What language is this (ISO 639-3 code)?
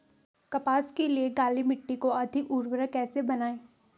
hin